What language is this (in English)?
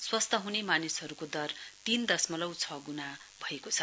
Nepali